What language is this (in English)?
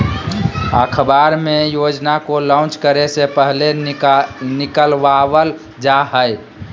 Magahi